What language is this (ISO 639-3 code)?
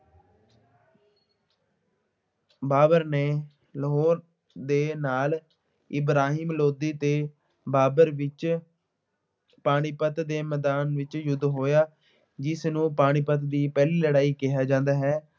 pan